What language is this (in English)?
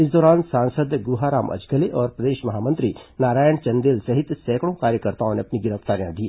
Hindi